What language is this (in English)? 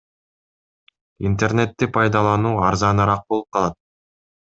Kyrgyz